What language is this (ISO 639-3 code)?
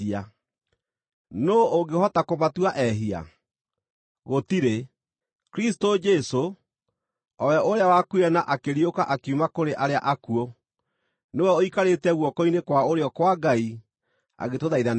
kik